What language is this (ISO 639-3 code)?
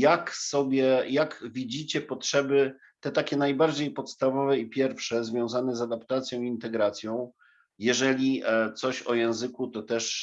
pol